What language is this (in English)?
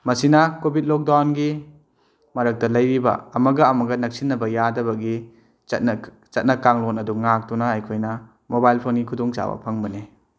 Manipuri